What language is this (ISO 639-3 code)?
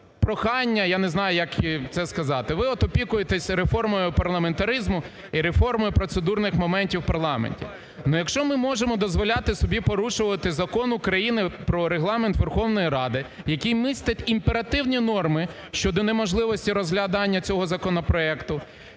ukr